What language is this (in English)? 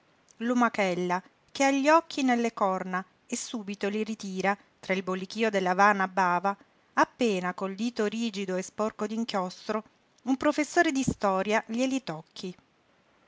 Italian